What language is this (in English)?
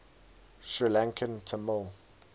English